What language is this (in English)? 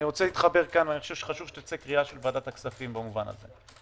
Hebrew